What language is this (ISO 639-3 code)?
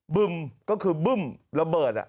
tha